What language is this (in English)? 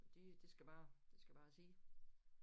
Danish